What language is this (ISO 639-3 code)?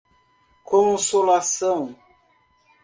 por